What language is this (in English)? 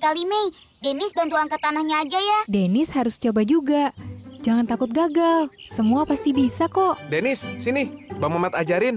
Indonesian